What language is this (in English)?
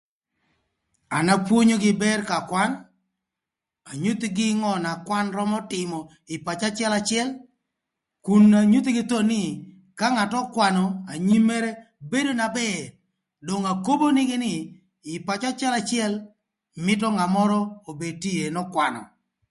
Thur